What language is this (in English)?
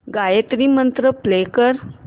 Marathi